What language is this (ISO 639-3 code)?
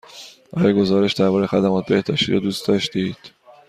fas